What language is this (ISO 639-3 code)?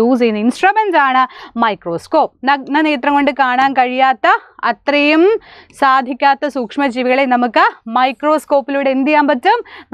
mal